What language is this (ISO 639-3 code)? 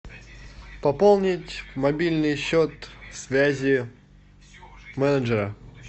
rus